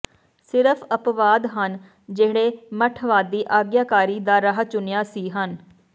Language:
Punjabi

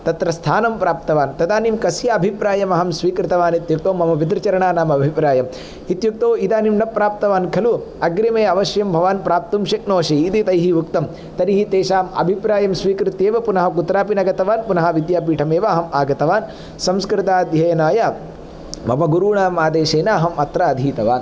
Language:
Sanskrit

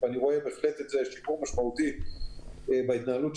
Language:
Hebrew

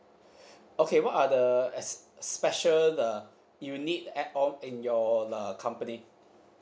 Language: English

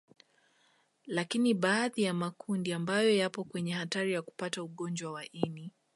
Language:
Swahili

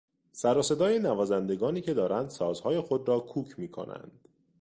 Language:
Persian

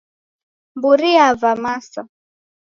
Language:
Taita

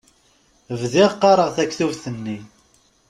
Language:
Kabyle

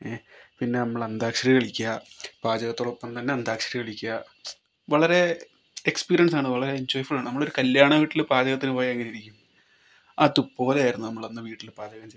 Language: Malayalam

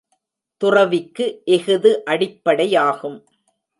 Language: Tamil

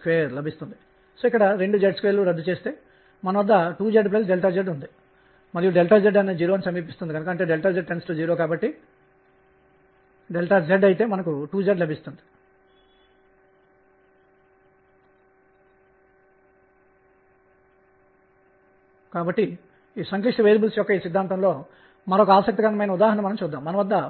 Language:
Telugu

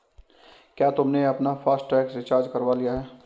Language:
Hindi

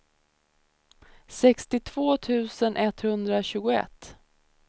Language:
Swedish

